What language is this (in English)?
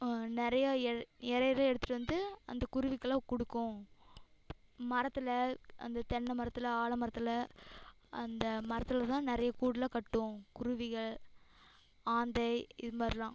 Tamil